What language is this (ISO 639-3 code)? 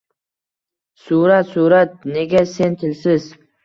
uzb